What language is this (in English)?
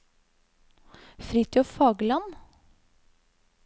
Norwegian